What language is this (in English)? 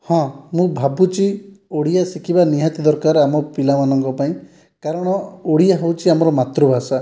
Odia